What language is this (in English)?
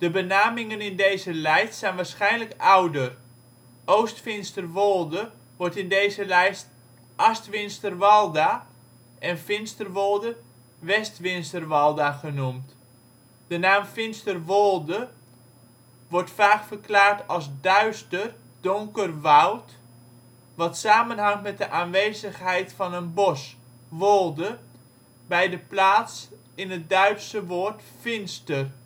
Dutch